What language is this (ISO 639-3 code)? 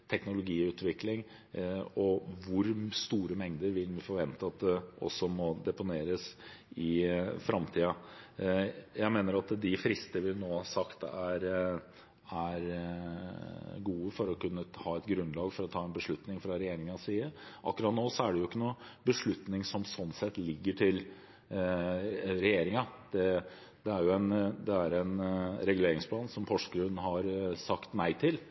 nob